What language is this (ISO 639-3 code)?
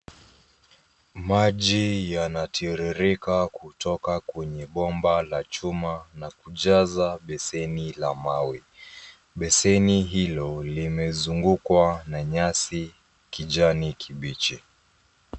swa